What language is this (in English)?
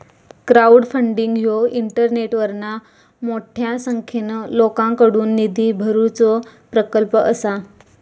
Marathi